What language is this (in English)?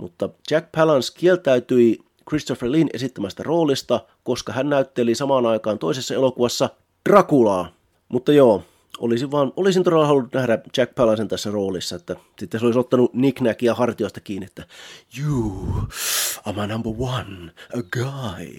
Finnish